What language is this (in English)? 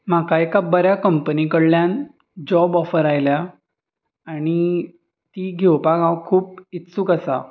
Konkani